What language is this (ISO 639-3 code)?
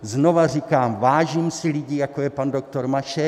ces